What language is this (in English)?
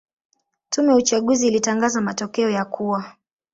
Swahili